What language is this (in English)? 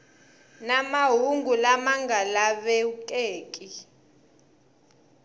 Tsonga